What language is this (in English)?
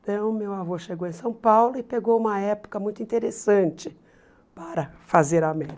Portuguese